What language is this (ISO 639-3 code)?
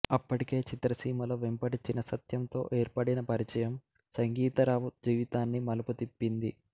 tel